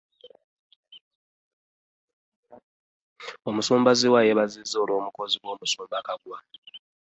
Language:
Ganda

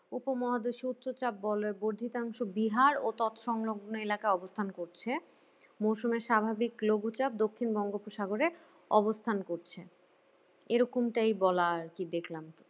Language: Bangla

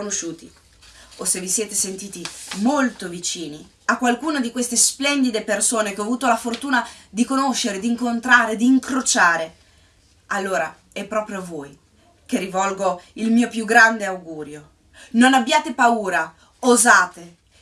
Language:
Italian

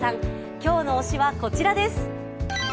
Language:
Japanese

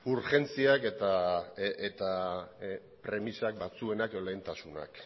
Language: Basque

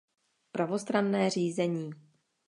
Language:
Czech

